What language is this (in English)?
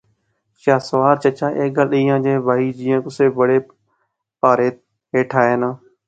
Pahari-Potwari